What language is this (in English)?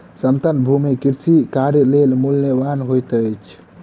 Maithili